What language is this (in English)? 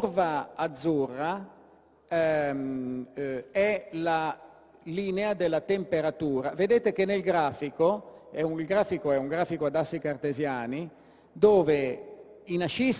Italian